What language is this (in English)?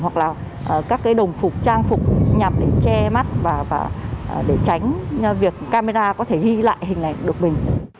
Vietnamese